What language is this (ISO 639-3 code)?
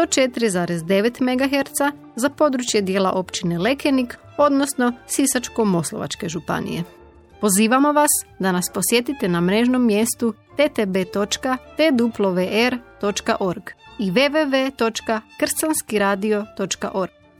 hrv